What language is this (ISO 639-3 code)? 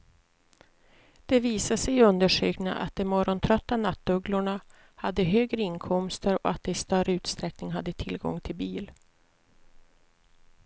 swe